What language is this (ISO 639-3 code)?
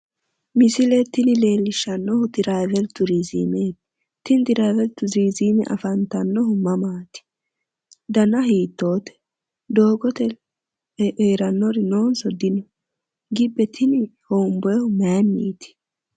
sid